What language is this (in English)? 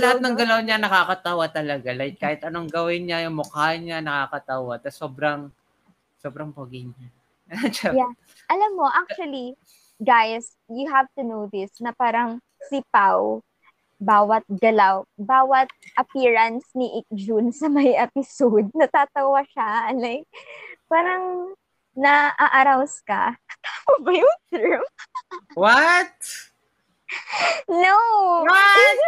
Filipino